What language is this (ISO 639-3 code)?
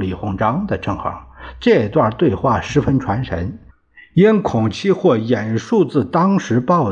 zho